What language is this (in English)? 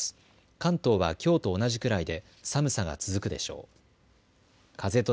Japanese